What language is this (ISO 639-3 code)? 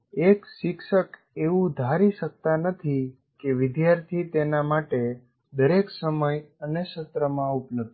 guj